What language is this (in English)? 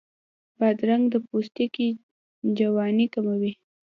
Pashto